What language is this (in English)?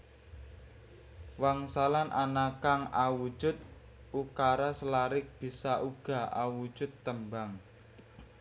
Javanese